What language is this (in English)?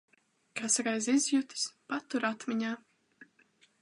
Latvian